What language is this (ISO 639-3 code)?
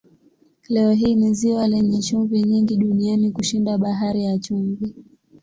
swa